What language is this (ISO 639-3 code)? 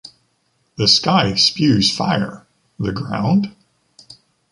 eng